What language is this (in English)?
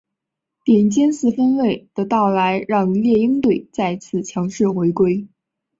Chinese